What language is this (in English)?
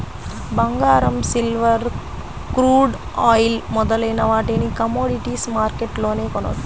Telugu